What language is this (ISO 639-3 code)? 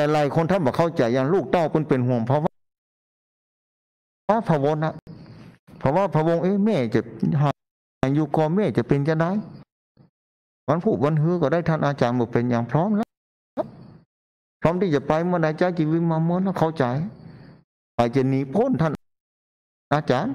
tha